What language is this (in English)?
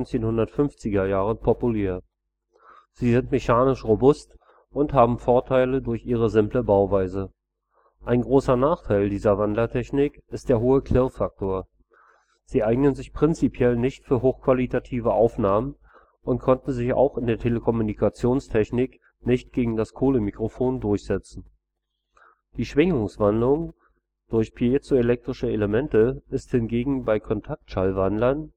German